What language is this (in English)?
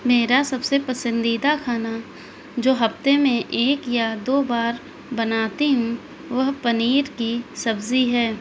Urdu